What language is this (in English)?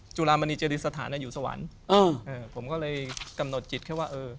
Thai